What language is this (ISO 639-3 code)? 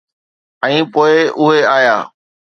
snd